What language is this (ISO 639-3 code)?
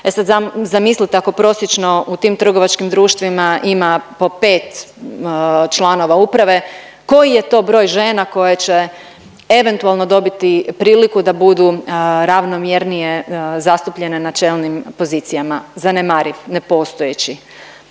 hrv